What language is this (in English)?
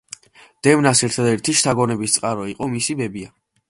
Georgian